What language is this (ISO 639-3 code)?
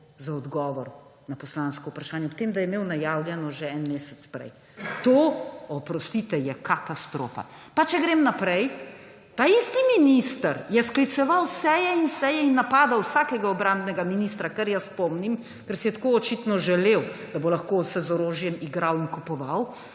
slv